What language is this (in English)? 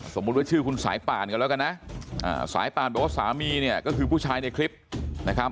Thai